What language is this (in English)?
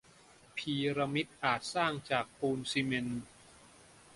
Thai